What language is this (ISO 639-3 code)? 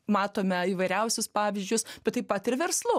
lit